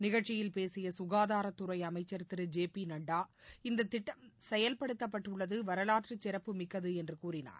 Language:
Tamil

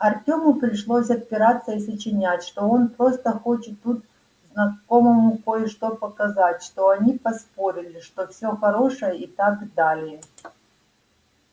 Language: Russian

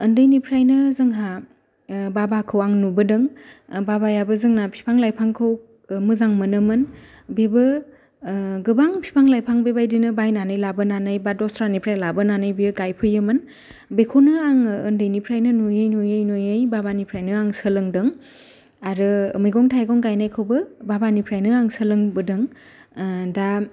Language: Bodo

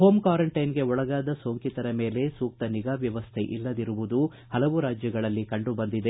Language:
Kannada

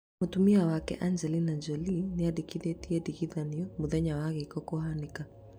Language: Kikuyu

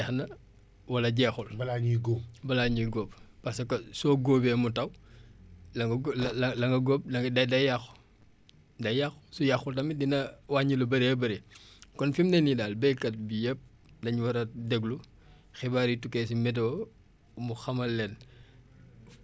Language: Wolof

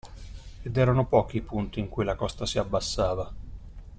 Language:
Italian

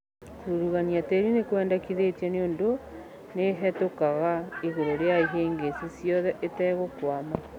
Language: Kikuyu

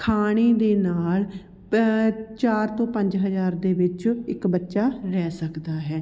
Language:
Punjabi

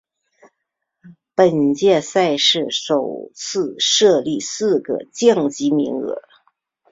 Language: Chinese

